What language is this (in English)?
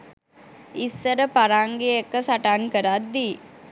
Sinhala